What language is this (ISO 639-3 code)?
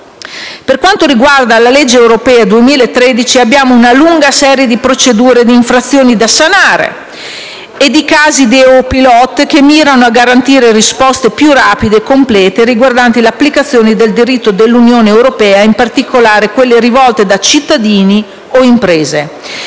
ita